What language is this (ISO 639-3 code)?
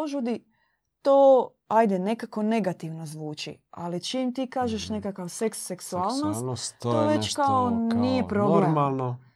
hrv